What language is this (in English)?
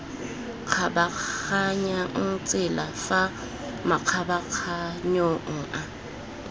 Tswana